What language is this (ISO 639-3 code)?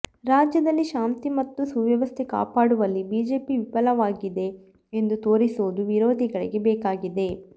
kan